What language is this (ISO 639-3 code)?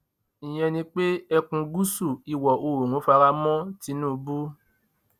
yor